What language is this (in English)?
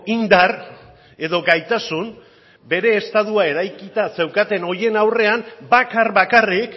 Basque